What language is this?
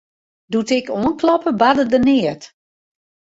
Western Frisian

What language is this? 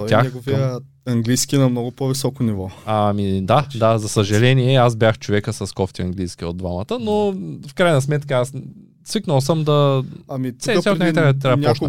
Bulgarian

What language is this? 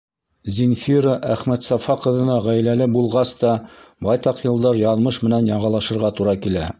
Bashkir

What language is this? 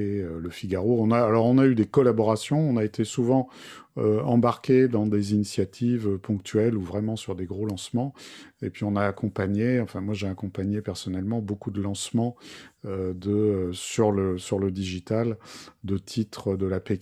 French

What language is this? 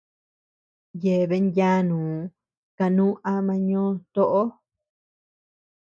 Tepeuxila Cuicatec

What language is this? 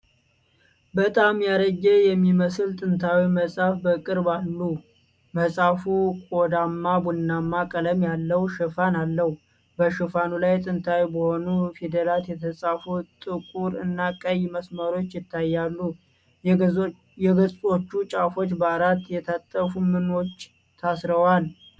Amharic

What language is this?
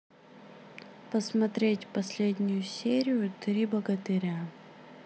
Russian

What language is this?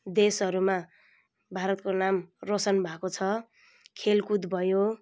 Nepali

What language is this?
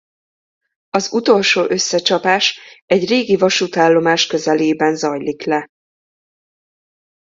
Hungarian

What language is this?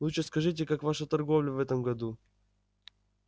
Russian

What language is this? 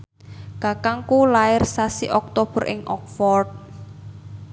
Javanese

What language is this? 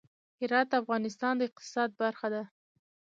Pashto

